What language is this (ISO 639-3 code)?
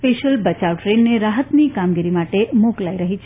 guj